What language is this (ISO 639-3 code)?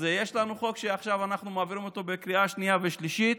heb